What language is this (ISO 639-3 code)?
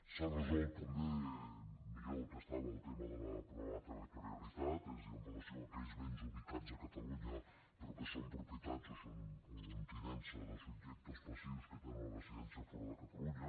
cat